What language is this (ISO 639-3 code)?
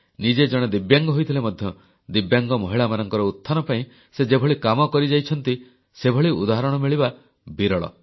ori